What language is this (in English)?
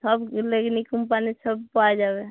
Bangla